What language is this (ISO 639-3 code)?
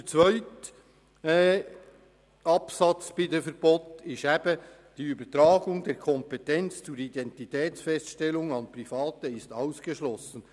gsw